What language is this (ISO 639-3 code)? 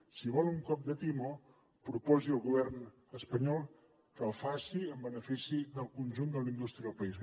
cat